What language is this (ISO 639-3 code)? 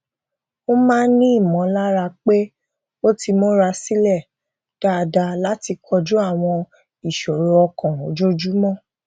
yor